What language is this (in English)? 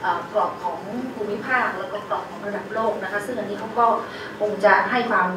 Thai